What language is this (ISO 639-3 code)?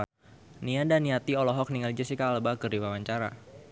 sun